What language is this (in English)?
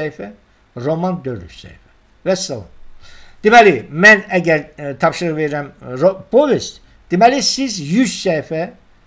Turkish